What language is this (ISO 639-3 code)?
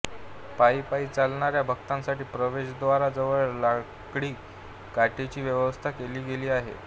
mar